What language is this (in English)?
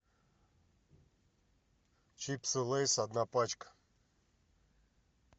Russian